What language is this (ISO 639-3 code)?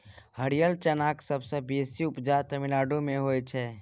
mai